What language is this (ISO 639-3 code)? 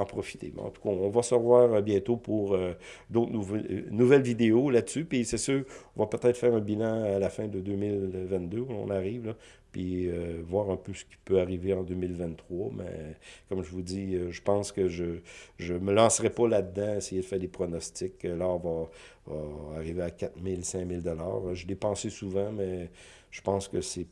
fra